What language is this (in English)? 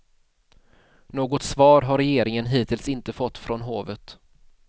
Swedish